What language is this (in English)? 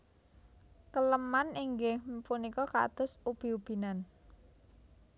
Javanese